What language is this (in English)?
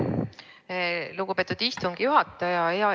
Estonian